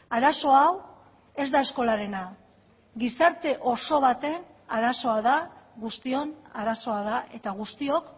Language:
Basque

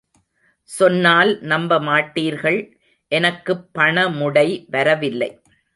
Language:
Tamil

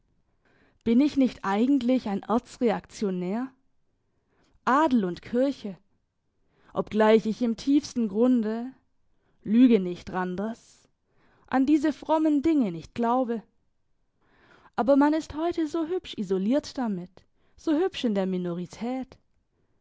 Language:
German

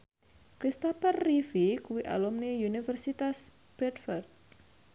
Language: Javanese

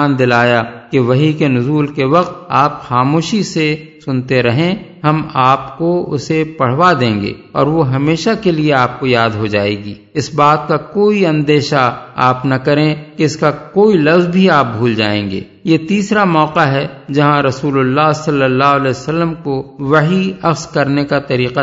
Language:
Urdu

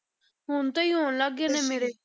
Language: Punjabi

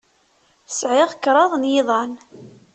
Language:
Kabyle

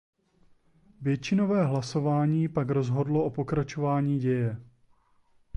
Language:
Czech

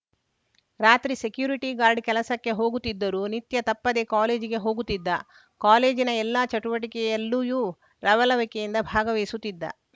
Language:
Kannada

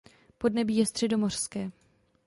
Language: Czech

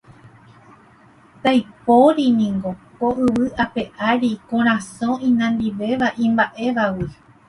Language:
Guarani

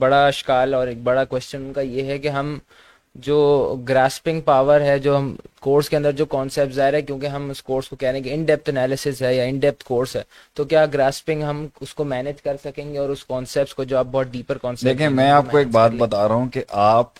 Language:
Urdu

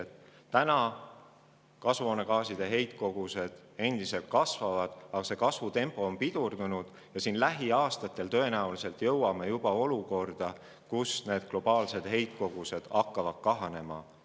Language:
Estonian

